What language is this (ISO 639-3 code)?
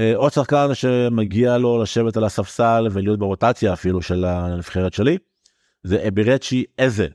heb